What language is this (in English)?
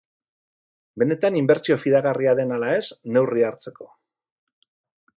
Basque